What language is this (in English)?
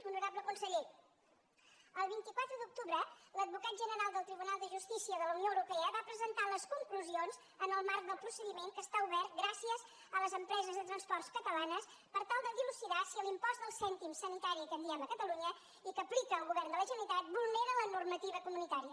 Catalan